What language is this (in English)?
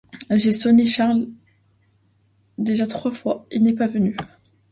French